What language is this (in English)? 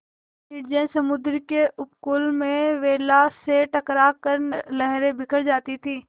Hindi